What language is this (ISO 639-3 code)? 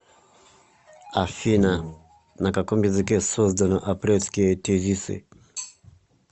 rus